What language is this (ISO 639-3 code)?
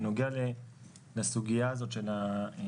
heb